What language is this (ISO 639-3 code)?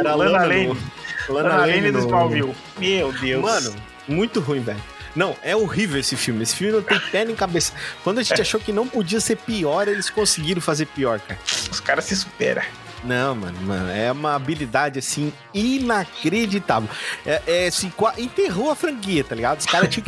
por